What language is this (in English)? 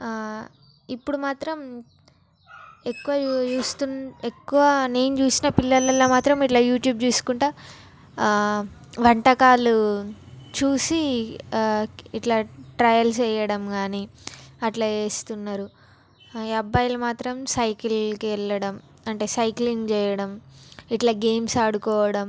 Telugu